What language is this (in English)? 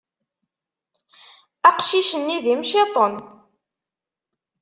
Kabyle